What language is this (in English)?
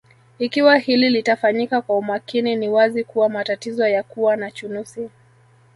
Swahili